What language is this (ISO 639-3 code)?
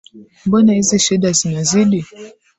swa